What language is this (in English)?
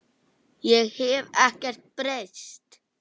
Icelandic